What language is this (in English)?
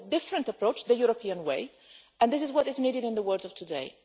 English